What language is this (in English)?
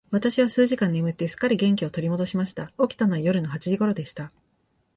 Japanese